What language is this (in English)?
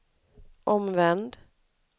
Swedish